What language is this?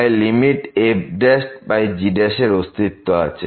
Bangla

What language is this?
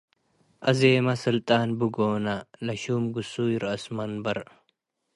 Tigre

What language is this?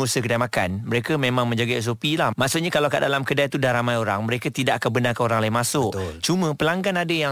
Malay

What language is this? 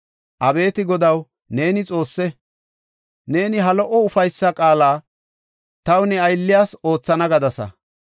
Gofa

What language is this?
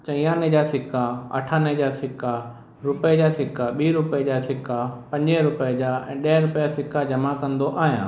Sindhi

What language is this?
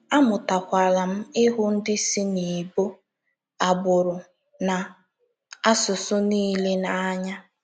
Igbo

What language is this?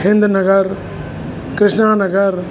Sindhi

